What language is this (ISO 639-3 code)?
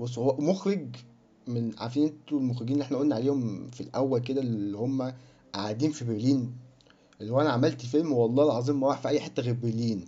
ara